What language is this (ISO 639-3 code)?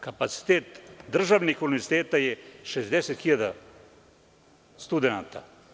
srp